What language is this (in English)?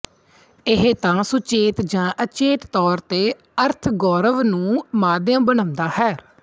Punjabi